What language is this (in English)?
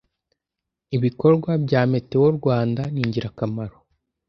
Kinyarwanda